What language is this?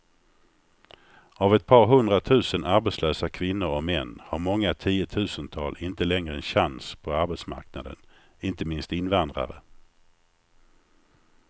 Swedish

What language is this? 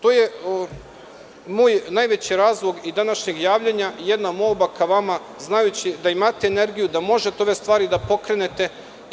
Serbian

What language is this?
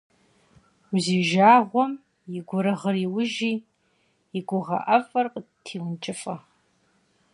Kabardian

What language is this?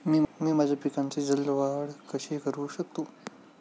Marathi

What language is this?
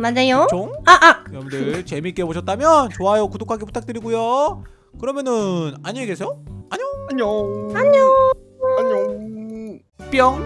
Korean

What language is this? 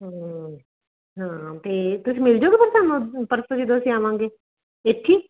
Punjabi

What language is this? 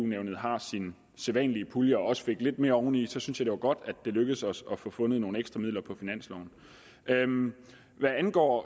Danish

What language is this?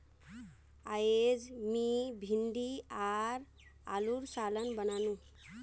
Magahi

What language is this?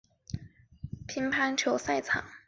Chinese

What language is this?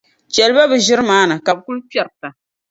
Dagbani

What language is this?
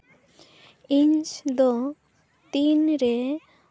Santali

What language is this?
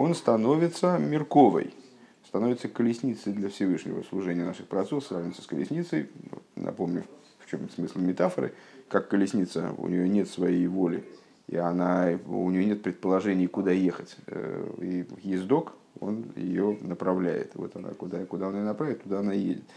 Russian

